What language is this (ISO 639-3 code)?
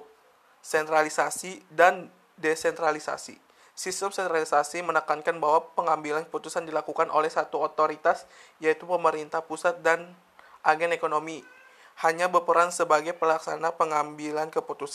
ind